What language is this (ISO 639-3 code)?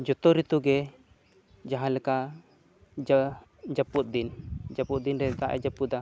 sat